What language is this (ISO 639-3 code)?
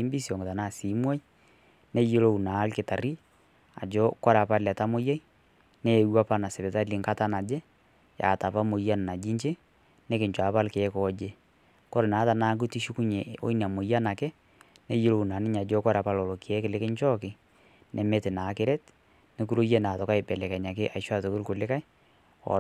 mas